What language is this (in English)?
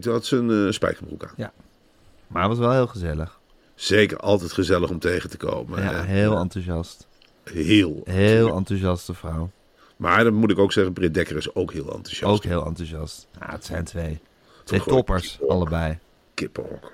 Dutch